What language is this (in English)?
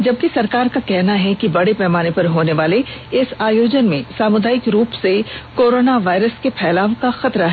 Hindi